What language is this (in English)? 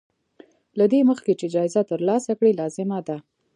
Pashto